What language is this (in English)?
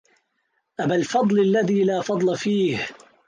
Arabic